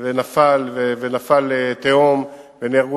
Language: Hebrew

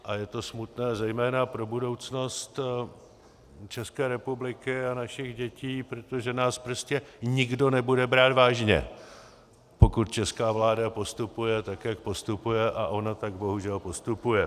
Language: Czech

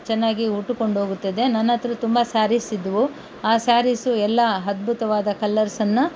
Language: Kannada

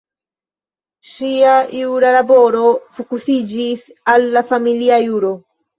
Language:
Esperanto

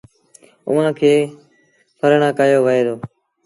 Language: Sindhi Bhil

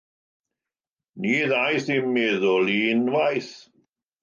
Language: Welsh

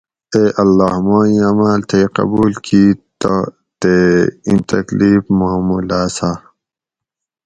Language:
Gawri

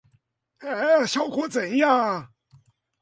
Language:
Chinese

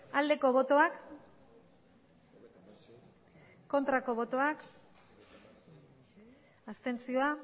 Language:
Basque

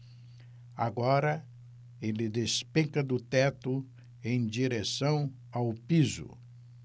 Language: Portuguese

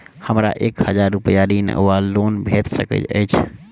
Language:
Maithili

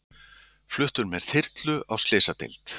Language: Icelandic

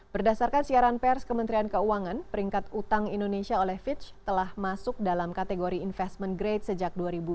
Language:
Indonesian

